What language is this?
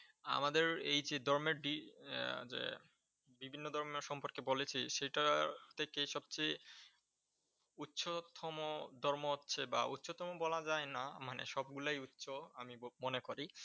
Bangla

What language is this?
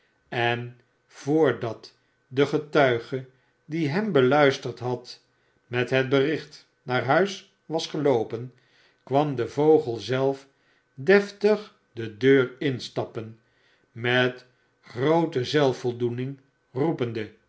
Dutch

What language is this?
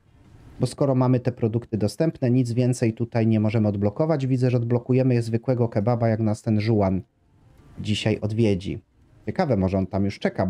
Polish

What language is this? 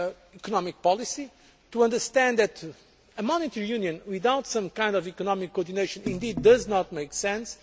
English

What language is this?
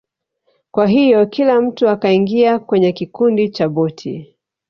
Swahili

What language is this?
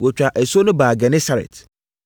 Akan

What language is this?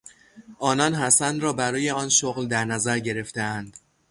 Persian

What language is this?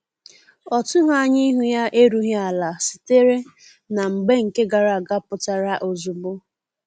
Igbo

